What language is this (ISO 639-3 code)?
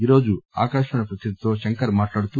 tel